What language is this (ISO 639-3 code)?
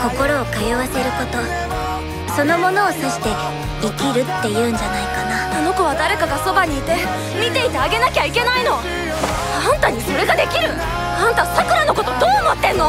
jpn